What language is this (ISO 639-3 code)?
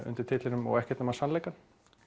isl